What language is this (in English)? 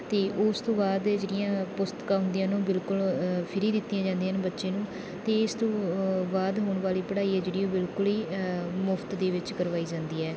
Punjabi